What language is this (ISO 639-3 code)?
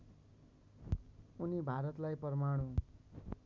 nep